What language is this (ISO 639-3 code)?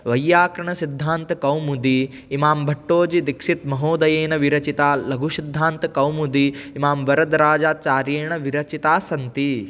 san